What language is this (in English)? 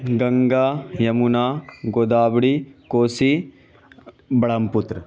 Urdu